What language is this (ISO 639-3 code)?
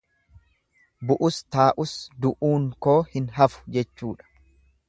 orm